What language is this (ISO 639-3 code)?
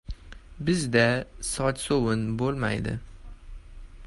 uzb